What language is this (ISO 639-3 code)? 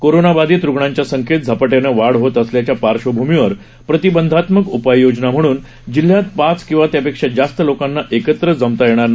mar